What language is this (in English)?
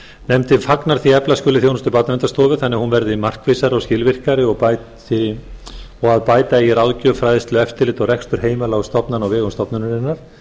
Icelandic